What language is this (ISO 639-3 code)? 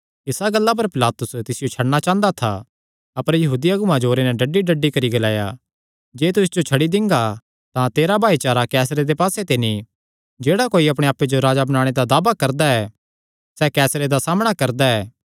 xnr